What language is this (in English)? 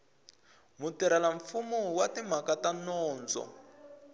Tsonga